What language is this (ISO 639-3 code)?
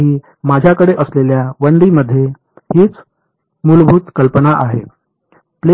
mar